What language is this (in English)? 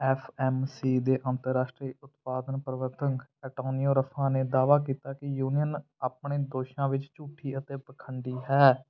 Punjabi